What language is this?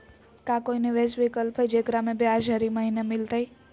Magahi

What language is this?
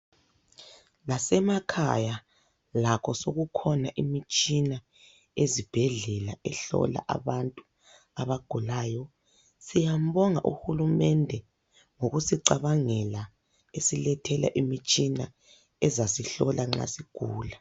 North Ndebele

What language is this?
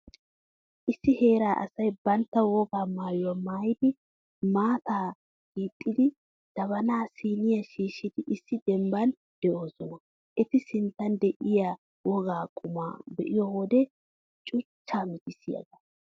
Wolaytta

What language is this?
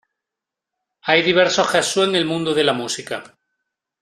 Spanish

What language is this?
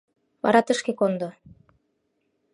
Mari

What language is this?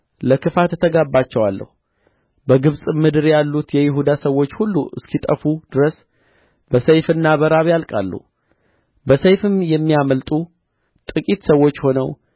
Amharic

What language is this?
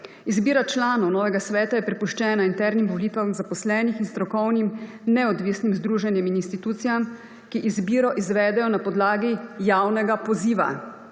Slovenian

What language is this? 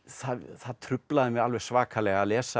Icelandic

